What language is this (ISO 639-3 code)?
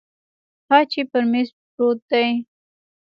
pus